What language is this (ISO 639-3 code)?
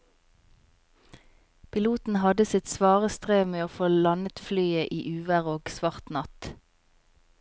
nor